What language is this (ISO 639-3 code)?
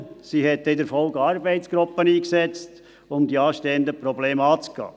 gsw